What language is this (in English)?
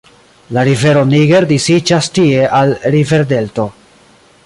Esperanto